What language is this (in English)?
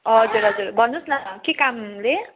Nepali